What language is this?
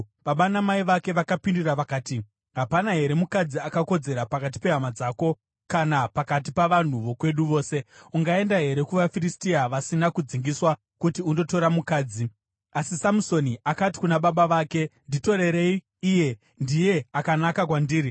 Shona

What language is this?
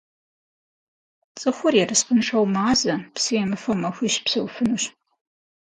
Kabardian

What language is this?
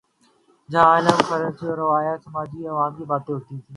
Urdu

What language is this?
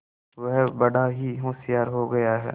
Hindi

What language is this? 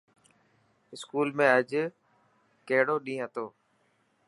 Dhatki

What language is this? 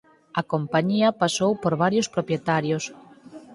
Galician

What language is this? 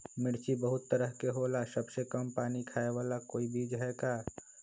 Magahi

